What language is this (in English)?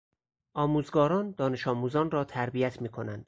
Persian